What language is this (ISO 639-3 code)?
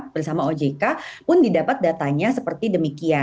ind